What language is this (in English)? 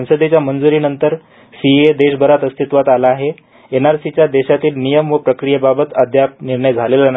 Marathi